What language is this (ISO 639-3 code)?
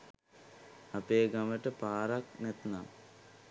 sin